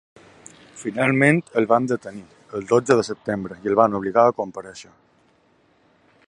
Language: Catalan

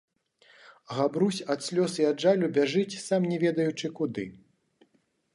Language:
Belarusian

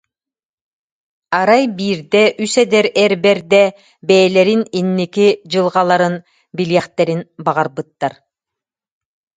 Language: Yakut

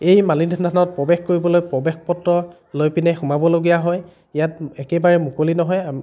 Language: Assamese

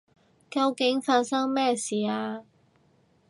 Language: Cantonese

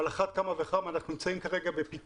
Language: Hebrew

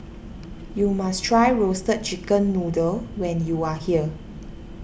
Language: English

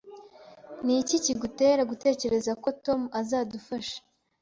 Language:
Kinyarwanda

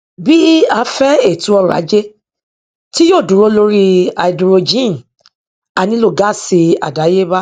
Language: Yoruba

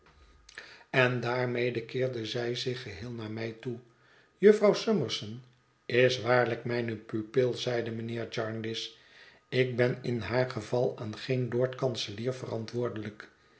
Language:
Dutch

